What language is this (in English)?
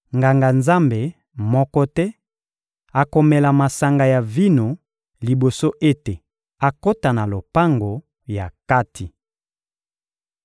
Lingala